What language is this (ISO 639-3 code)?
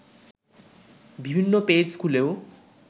ben